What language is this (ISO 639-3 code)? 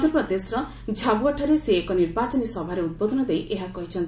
ori